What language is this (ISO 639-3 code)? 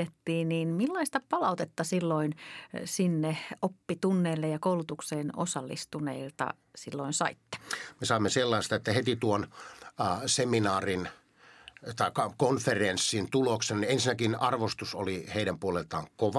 fin